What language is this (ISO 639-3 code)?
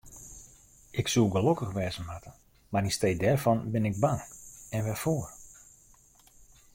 fry